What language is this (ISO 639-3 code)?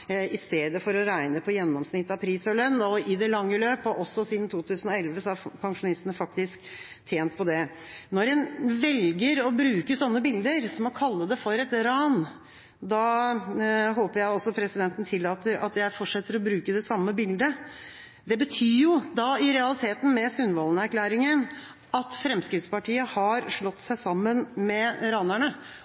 nob